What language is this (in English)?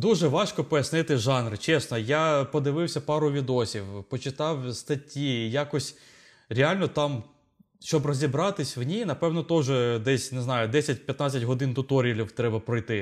Ukrainian